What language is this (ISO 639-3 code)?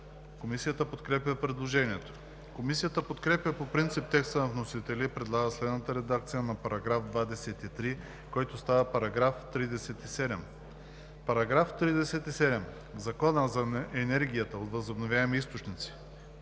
bul